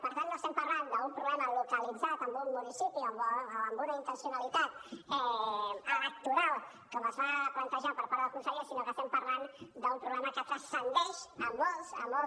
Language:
Catalan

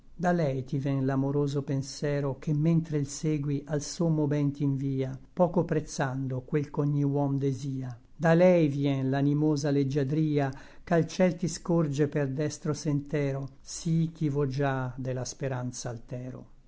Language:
Italian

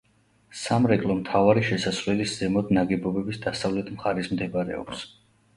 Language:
Georgian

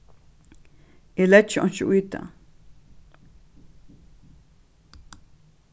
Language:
Faroese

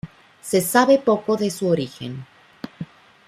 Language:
Spanish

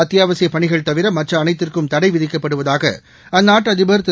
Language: Tamil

